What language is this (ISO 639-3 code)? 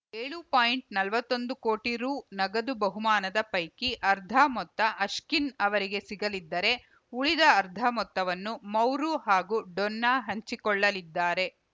kan